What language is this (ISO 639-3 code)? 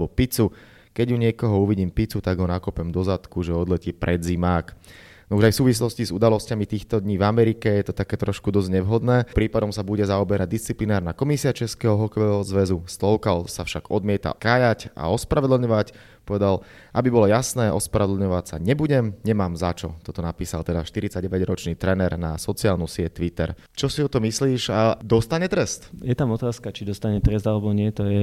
slk